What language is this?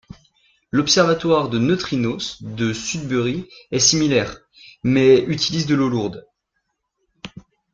French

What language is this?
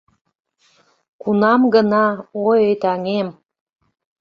Mari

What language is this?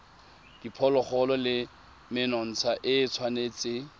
Tswana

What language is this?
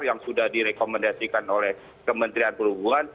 Indonesian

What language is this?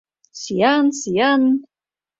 Mari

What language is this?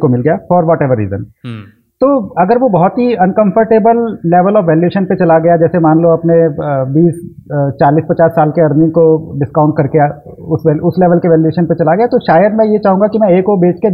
Hindi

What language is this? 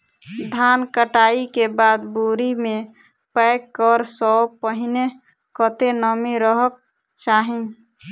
Maithili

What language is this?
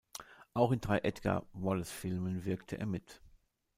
German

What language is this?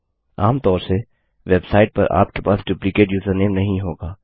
Hindi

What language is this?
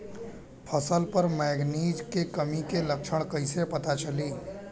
Bhojpuri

